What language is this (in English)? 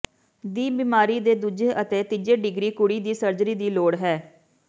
Punjabi